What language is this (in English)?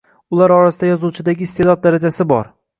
Uzbek